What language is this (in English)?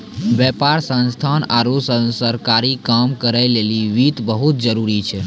Maithili